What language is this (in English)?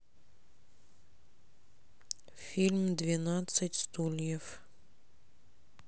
Russian